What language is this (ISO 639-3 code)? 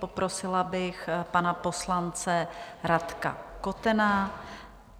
ces